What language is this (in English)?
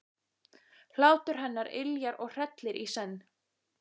Icelandic